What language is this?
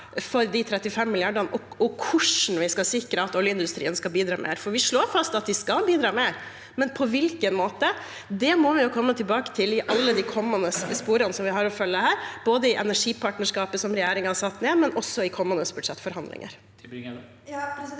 Norwegian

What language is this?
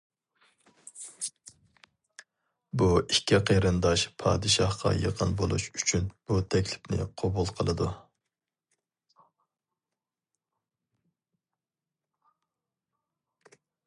Uyghur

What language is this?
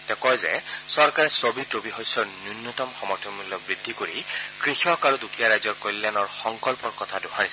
Assamese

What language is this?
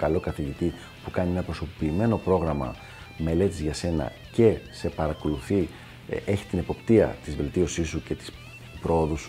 Greek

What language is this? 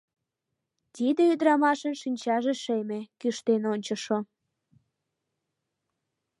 Mari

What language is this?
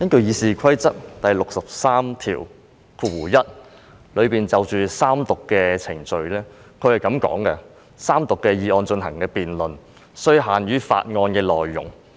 Cantonese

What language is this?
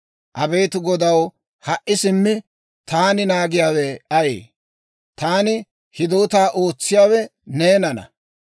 Dawro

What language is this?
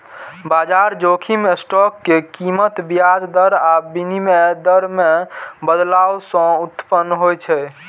Maithili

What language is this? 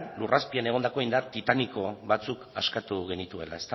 Basque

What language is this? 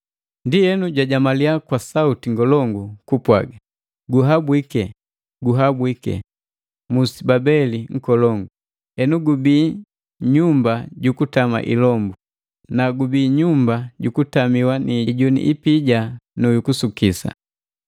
Matengo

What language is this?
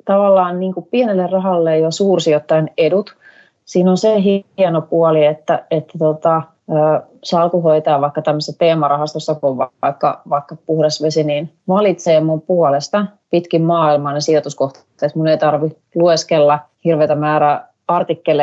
Finnish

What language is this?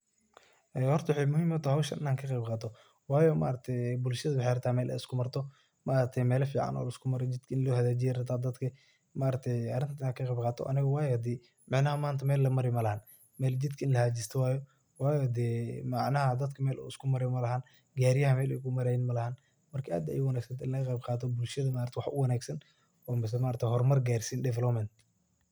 Somali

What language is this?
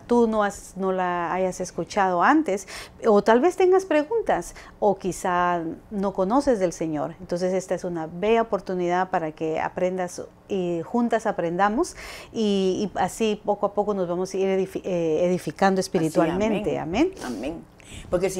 Spanish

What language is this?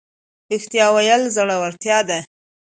Pashto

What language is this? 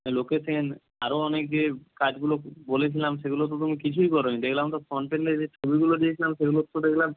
Bangla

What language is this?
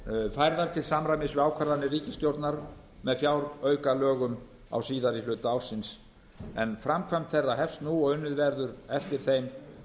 Icelandic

